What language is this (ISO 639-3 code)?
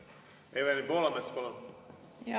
est